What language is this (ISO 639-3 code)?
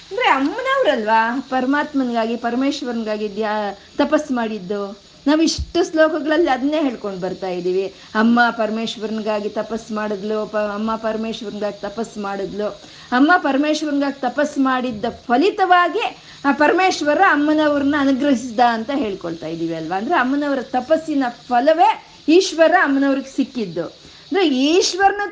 kan